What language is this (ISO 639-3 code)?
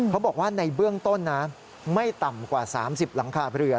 tha